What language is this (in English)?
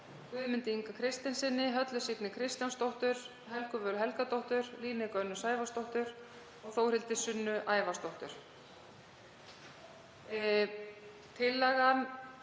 Icelandic